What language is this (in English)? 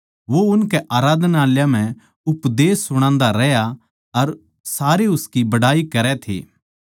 Haryanvi